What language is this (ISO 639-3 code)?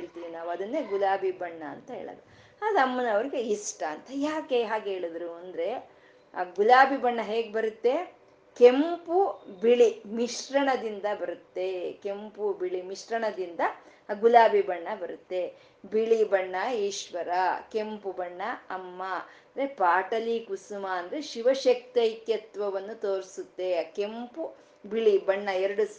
kan